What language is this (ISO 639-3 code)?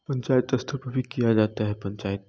hin